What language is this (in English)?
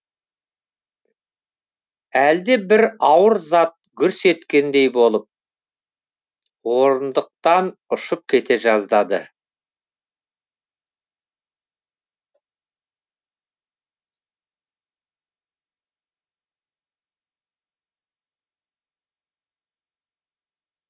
Kazakh